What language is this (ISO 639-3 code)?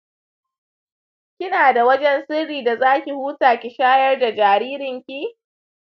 hau